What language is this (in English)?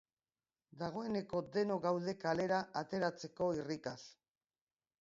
Basque